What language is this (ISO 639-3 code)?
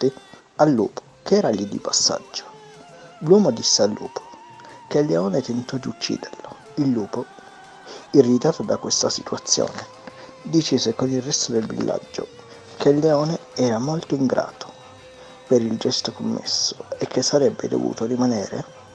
ita